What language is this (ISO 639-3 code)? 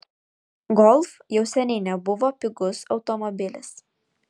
lit